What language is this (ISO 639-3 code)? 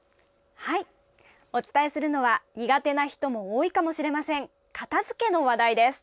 jpn